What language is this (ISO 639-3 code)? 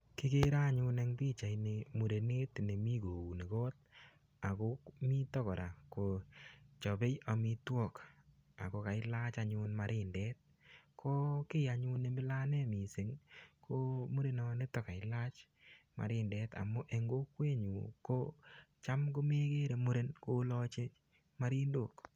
kln